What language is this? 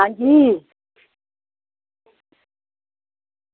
Dogri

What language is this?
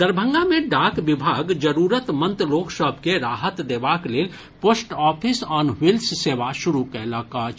Maithili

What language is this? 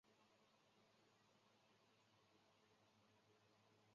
Chinese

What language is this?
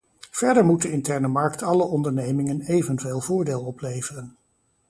Dutch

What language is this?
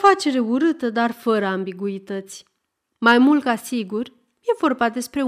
Romanian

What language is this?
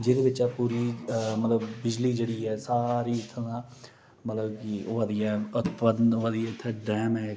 Dogri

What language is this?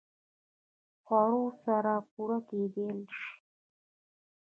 Pashto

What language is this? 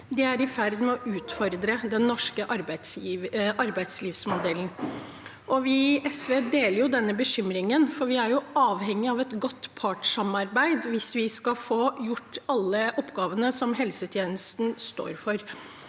Norwegian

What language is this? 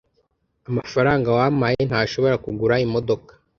Kinyarwanda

